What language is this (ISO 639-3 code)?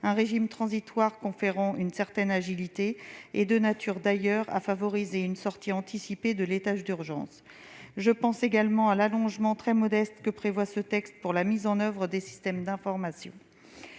fra